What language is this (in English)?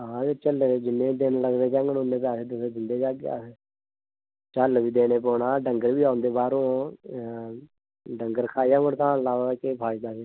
Dogri